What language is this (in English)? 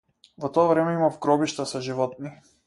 Macedonian